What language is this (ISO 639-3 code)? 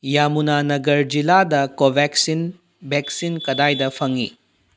mni